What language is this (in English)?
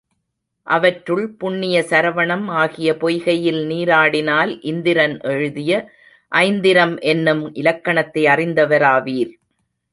Tamil